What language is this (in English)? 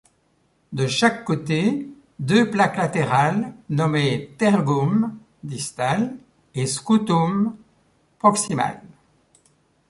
French